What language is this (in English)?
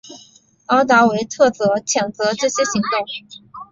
Chinese